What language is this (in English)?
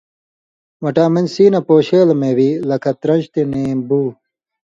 Indus Kohistani